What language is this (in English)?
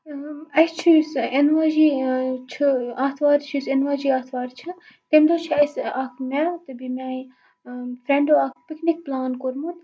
Kashmiri